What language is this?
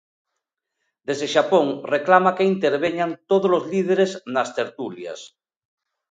Galician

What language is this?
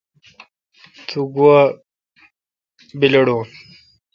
Kalkoti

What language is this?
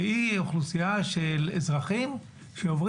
Hebrew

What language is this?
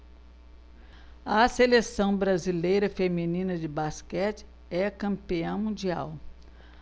Portuguese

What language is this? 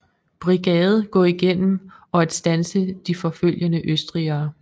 Danish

